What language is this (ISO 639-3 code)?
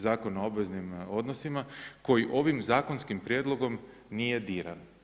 hrv